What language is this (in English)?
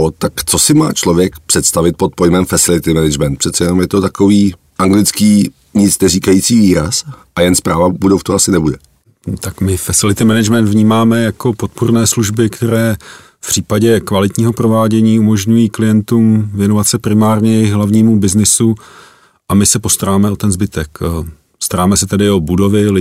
Czech